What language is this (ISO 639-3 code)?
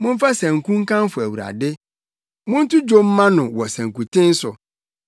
aka